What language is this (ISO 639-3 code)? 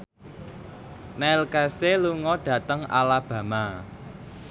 jav